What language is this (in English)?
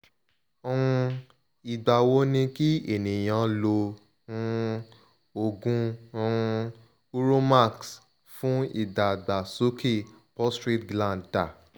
Yoruba